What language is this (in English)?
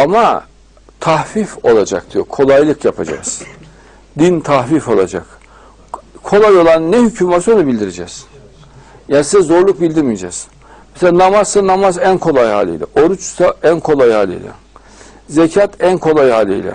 Turkish